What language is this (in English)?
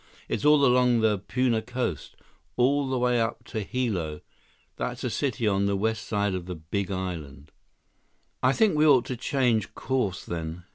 English